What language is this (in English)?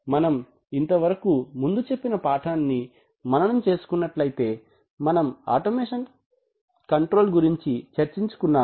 Telugu